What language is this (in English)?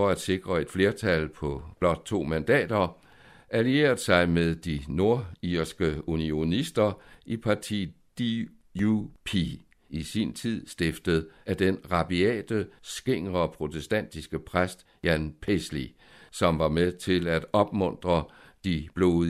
Danish